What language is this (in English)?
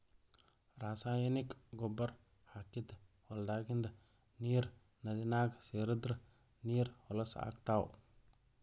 Kannada